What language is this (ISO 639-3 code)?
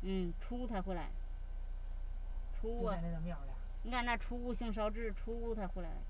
zho